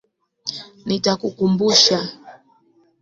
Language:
Swahili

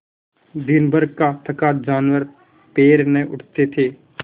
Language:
Hindi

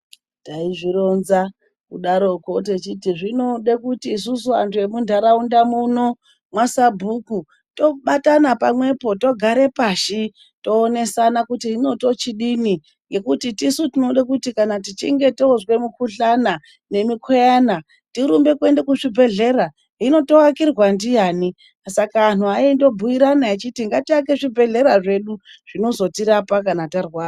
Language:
Ndau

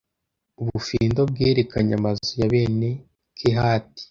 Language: Kinyarwanda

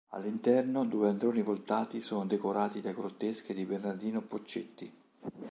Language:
Italian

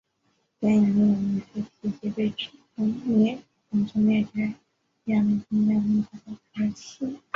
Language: Chinese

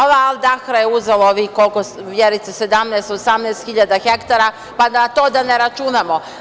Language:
Serbian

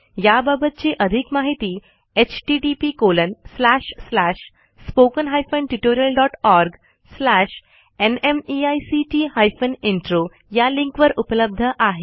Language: Marathi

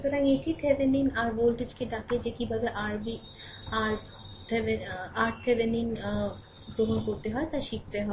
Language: Bangla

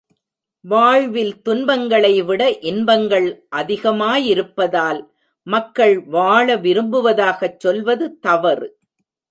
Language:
Tamil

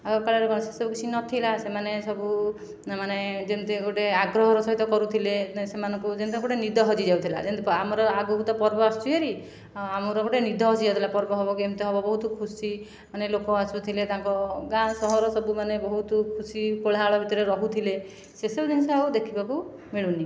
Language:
Odia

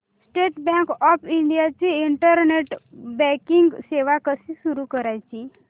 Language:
Marathi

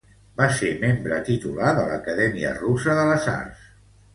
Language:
Catalan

